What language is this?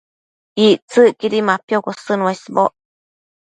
Matsés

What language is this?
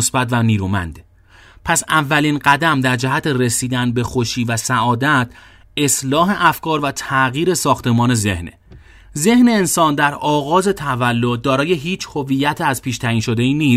Persian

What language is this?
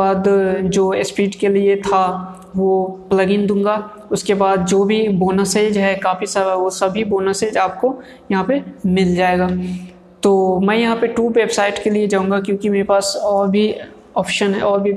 Hindi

